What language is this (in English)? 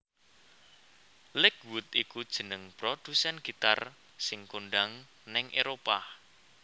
Javanese